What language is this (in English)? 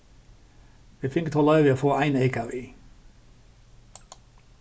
Faroese